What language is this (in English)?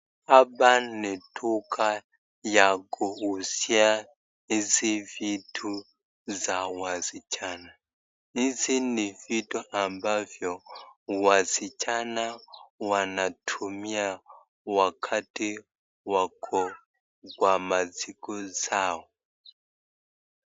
Swahili